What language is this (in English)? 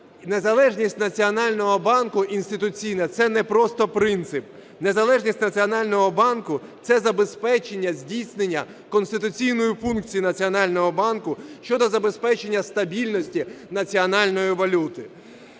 Ukrainian